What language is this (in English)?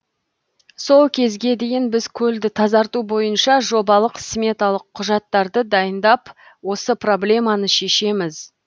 Kazakh